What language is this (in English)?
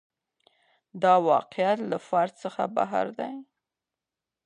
Pashto